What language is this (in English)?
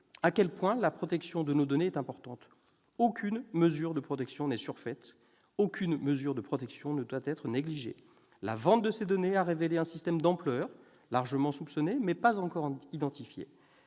French